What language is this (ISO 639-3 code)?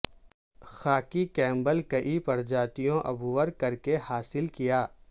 urd